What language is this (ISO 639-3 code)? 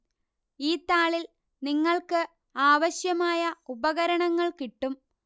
mal